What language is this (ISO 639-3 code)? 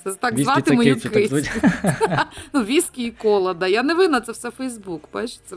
ukr